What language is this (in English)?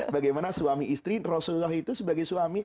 Indonesian